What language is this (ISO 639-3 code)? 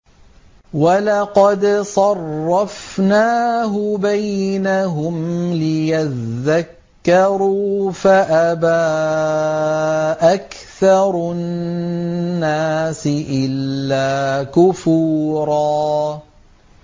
ara